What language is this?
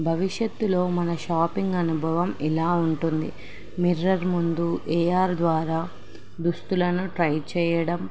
Telugu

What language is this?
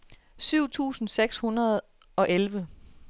Danish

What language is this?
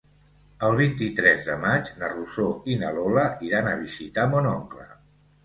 Catalan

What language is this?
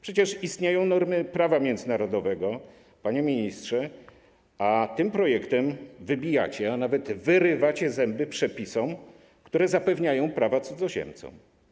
Polish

